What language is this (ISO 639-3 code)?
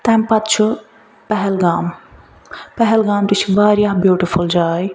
kas